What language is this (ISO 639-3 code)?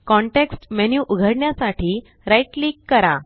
mar